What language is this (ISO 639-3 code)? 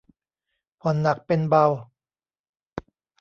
tha